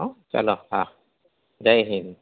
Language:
Gujarati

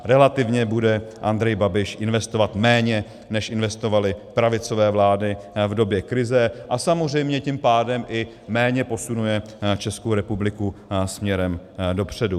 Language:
Czech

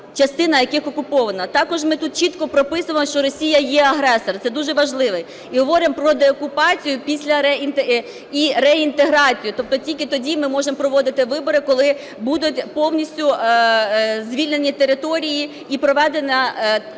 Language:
Ukrainian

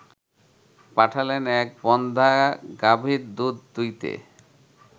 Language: Bangla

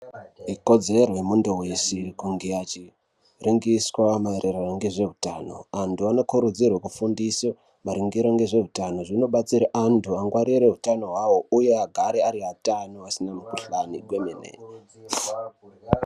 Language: Ndau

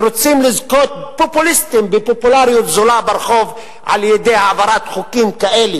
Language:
Hebrew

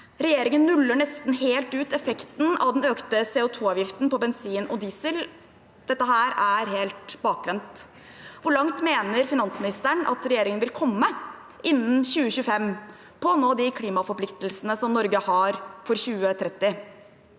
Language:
Norwegian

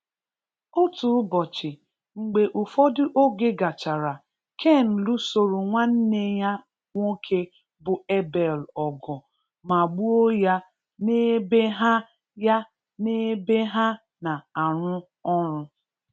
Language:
Igbo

